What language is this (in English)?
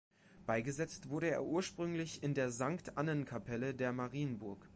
German